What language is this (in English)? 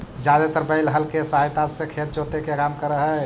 Magahi